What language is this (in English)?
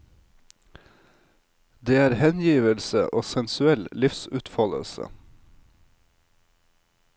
Norwegian